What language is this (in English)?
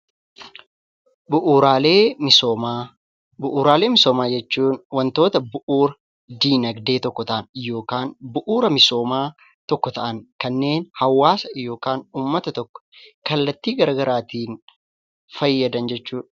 Oromo